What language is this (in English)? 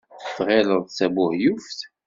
Kabyle